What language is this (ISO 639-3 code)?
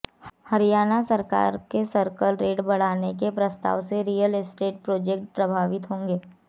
hin